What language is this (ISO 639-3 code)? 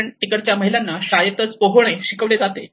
mar